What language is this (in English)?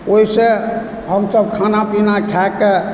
Maithili